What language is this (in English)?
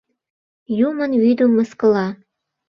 Mari